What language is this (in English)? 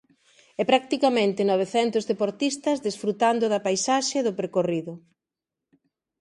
Galician